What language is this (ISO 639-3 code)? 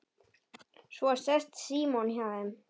isl